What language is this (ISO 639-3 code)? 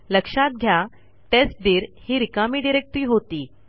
mar